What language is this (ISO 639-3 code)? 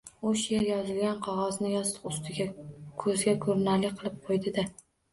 uzb